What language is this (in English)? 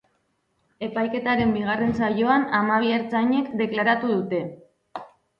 Basque